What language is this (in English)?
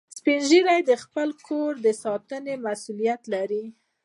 Pashto